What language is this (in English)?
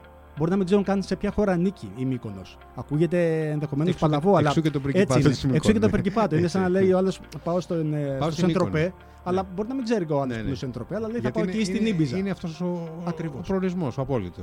Greek